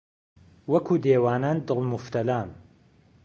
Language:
Central Kurdish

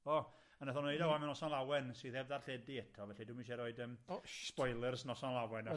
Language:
Welsh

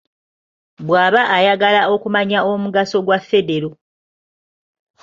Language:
Ganda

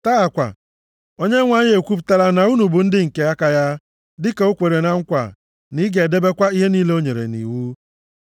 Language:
Igbo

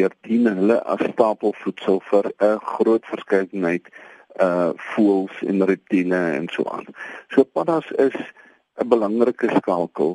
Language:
Dutch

